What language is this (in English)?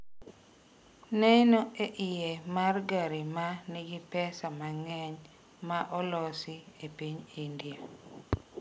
Luo (Kenya and Tanzania)